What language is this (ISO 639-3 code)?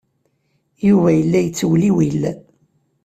kab